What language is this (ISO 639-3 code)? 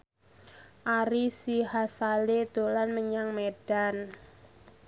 jav